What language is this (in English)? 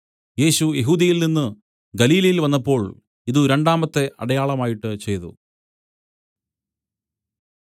Malayalam